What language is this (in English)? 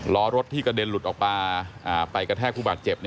Thai